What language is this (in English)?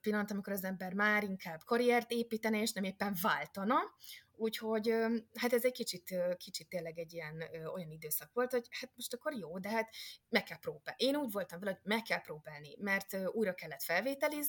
Hungarian